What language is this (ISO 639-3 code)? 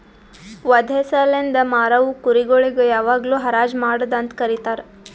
kan